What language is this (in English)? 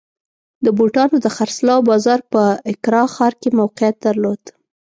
Pashto